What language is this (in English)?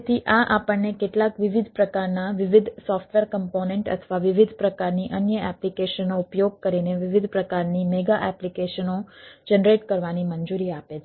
Gujarati